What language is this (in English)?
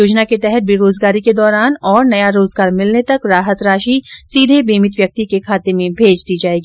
Hindi